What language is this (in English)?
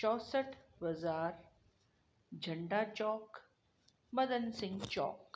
Sindhi